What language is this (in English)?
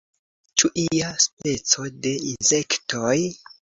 Esperanto